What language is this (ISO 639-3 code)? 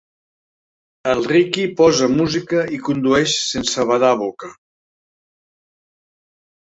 cat